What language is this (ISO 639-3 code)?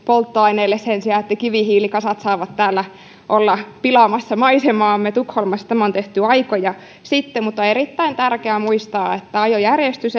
fin